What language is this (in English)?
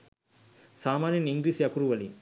Sinhala